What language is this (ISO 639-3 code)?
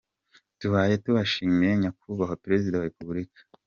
kin